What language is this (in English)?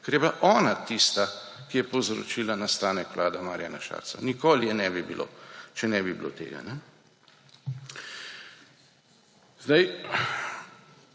Slovenian